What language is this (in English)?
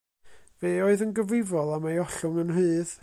Welsh